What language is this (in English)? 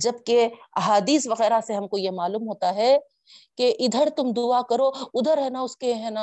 Urdu